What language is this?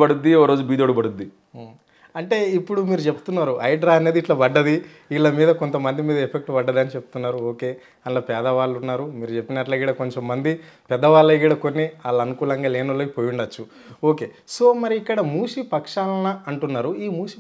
Telugu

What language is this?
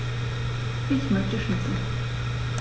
German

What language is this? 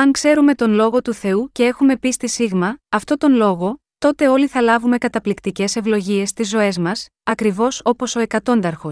Greek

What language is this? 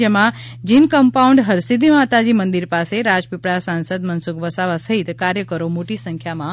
Gujarati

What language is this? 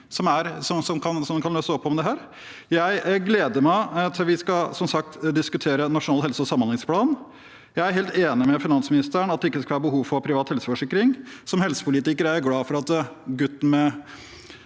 Norwegian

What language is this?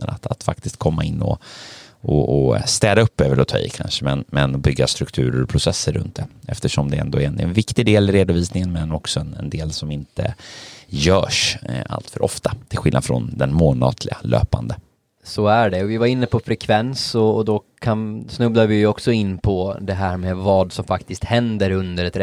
Swedish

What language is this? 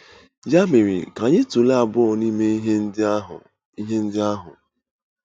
Igbo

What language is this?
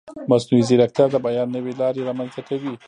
Pashto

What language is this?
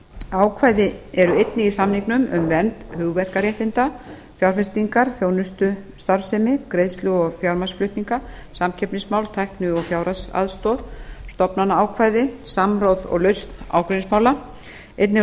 Icelandic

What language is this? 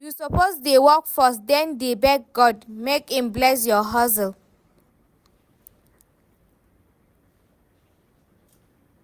Nigerian Pidgin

